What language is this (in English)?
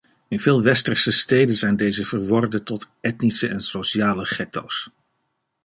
Dutch